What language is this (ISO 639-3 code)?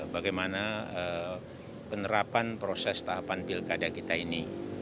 ind